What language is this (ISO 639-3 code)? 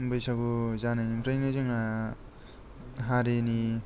brx